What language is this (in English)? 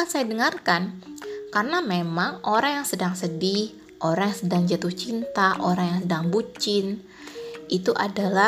Indonesian